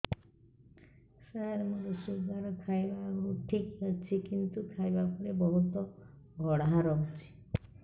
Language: Odia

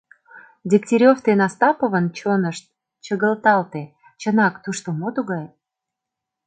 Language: Mari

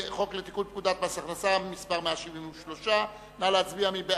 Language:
Hebrew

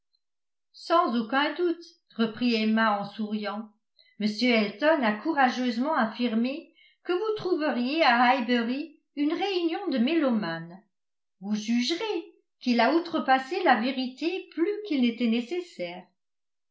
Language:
French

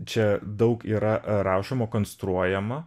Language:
Lithuanian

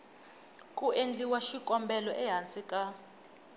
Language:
Tsonga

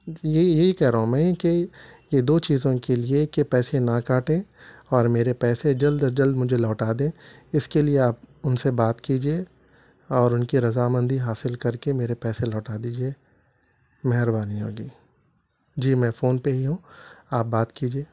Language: Urdu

